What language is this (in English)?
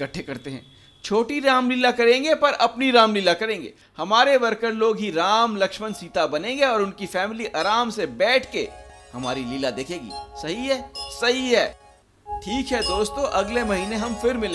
Hindi